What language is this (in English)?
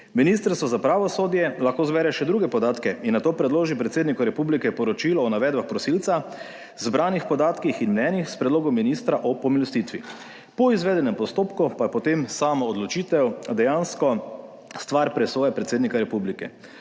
Slovenian